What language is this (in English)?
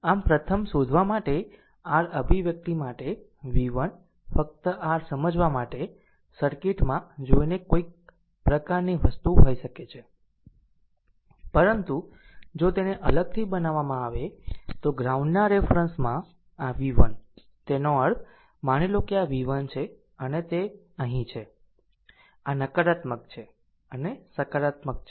Gujarati